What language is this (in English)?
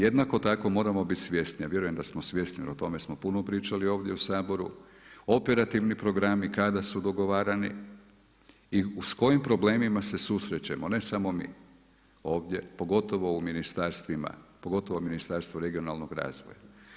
Croatian